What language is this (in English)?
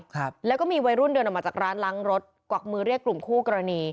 Thai